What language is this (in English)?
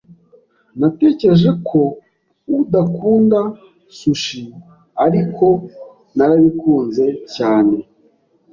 Kinyarwanda